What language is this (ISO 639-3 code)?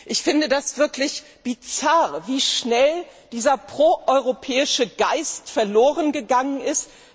deu